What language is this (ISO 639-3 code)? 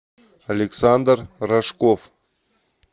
rus